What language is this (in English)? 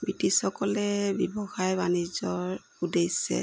Assamese